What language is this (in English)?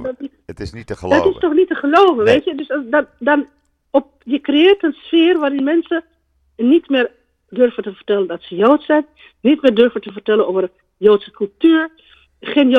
Dutch